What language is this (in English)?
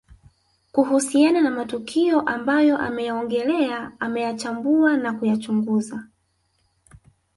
Swahili